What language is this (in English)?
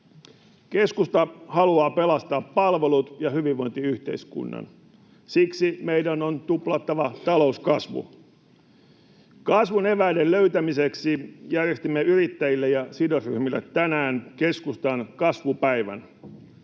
Finnish